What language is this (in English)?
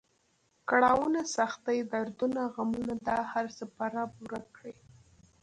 Pashto